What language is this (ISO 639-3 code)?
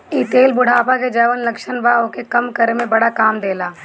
bho